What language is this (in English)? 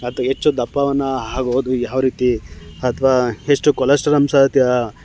Kannada